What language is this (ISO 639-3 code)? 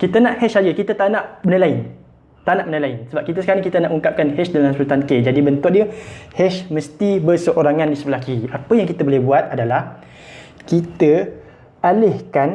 msa